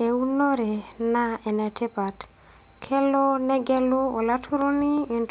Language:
Masai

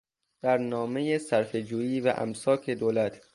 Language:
Persian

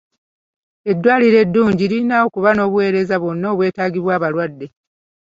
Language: Ganda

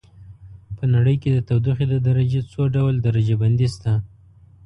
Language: Pashto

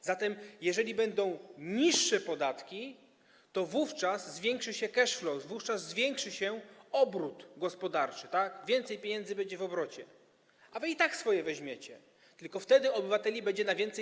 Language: Polish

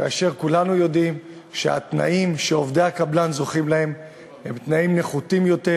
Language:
Hebrew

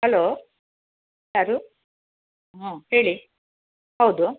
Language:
Kannada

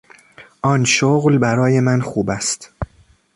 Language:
Persian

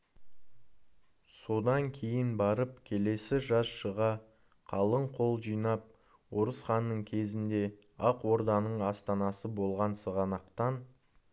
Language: Kazakh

